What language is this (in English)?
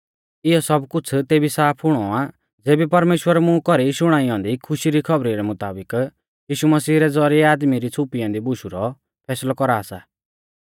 Mahasu Pahari